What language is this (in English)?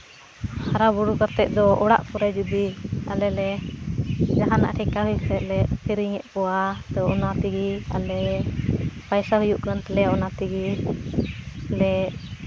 Santali